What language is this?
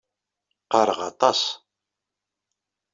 Kabyle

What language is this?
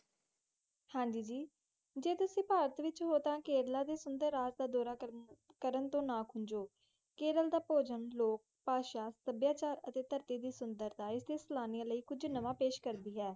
Punjabi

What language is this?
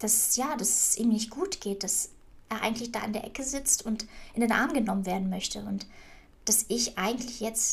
German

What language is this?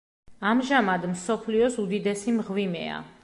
Georgian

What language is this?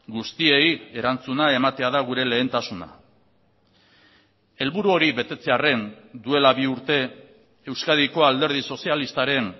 Basque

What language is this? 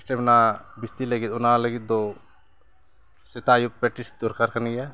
Santali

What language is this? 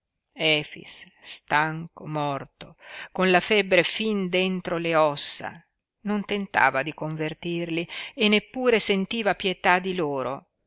Italian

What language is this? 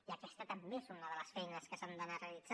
Catalan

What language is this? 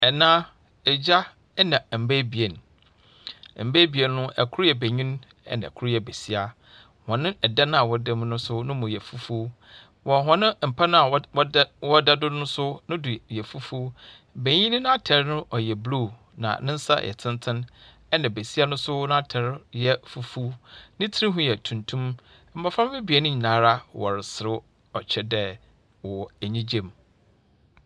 Akan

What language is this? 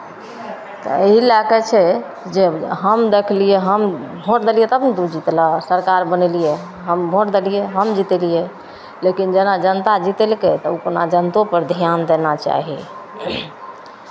Maithili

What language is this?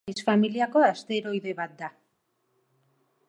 Basque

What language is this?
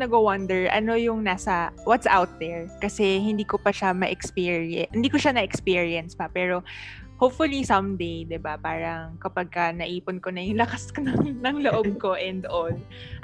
Filipino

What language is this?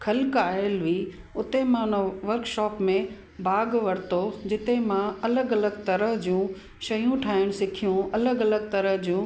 Sindhi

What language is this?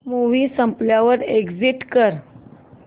Marathi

